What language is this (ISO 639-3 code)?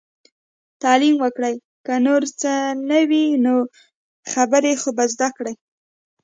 pus